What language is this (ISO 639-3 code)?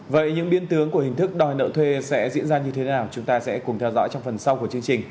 vie